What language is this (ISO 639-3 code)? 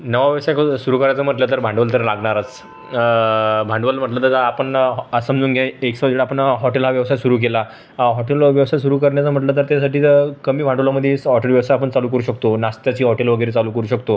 mar